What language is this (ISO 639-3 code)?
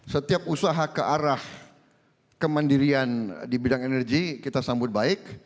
ind